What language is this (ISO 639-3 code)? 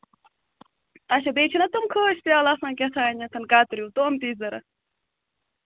kas